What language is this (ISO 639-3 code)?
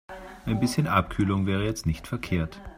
deu